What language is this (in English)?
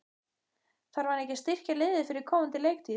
Icelandic